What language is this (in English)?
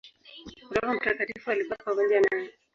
Swahili